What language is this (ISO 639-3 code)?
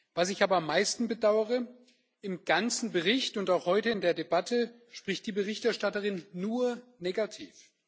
deu